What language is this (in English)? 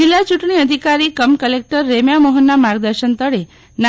Gujarati